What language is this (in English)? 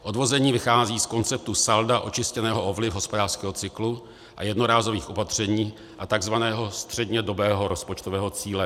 Czech